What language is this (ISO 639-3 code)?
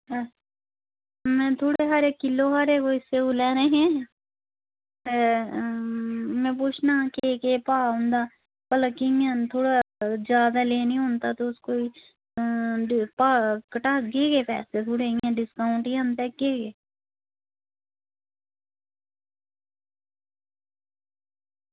doi